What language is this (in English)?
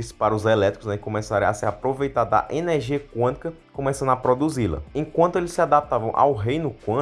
Portuguese